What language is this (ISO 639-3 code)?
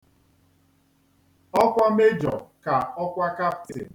ibo